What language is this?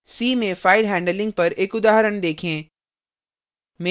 Hindi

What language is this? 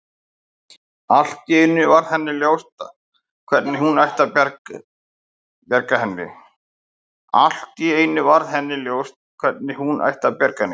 Icelandic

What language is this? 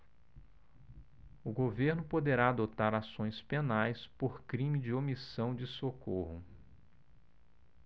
Portuguese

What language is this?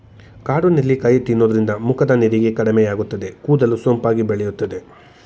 Kannada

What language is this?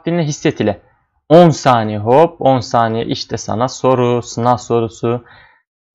Turkish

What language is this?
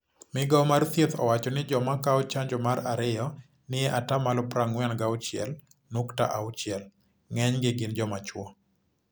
Luo (Kenya and Tanzania)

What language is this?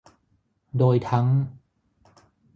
Thai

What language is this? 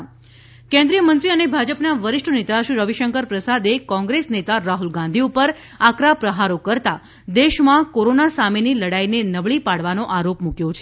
Gujarati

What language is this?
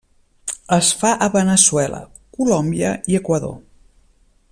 Catalan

